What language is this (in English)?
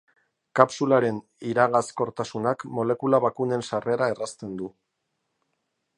Basque